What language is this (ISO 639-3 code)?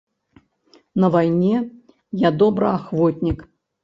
bel